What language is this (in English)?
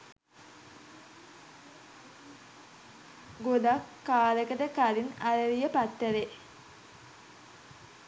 Sinhala